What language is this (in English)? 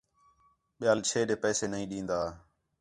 Khetrani